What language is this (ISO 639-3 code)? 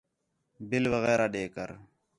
xhe